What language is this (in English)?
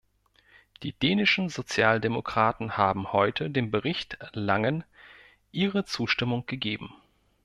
German